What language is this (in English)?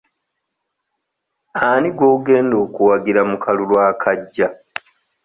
Ganda